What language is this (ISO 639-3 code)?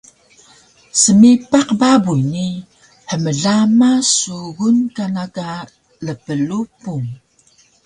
trv